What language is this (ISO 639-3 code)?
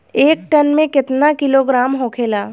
bho